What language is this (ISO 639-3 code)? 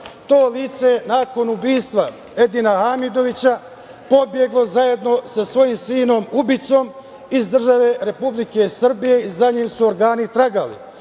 srp